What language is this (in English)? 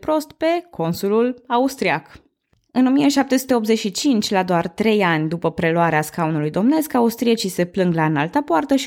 Romanian